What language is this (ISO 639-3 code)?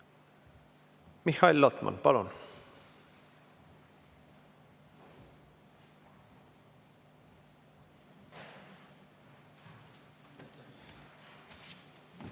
est